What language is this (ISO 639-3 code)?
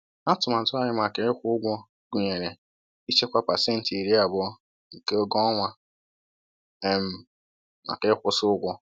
ibo